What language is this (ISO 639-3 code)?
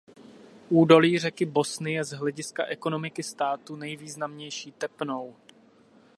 ces